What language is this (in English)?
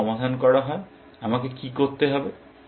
Bangla